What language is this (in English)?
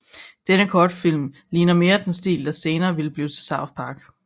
Danish